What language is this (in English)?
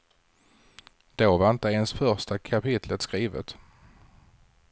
Swedish